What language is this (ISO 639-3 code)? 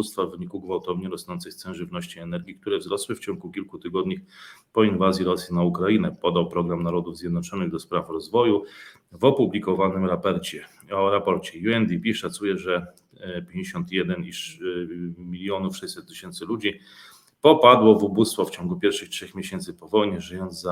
pol